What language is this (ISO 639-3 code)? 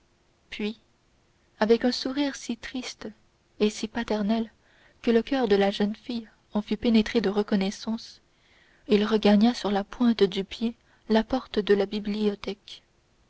fra